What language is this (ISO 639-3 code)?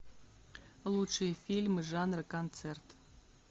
rus